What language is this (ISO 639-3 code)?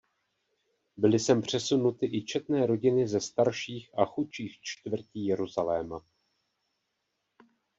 ces